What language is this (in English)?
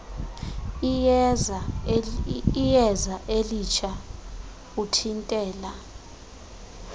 Xhosa